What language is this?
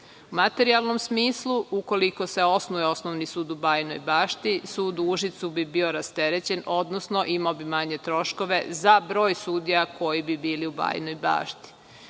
Serbian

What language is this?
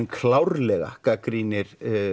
Icelandic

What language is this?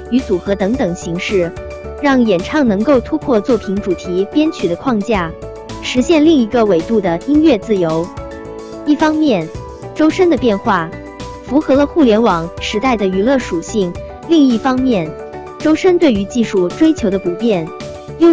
Chinese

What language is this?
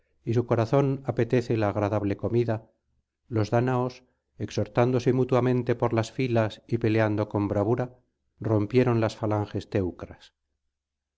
Spanish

